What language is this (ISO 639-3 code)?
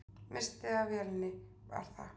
isl